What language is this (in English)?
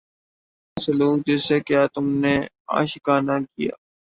Urdu